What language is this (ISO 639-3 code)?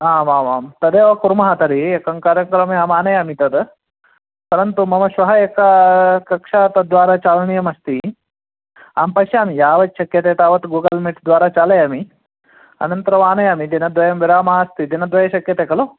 san